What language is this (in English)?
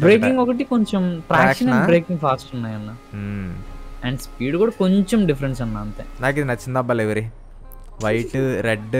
Telugu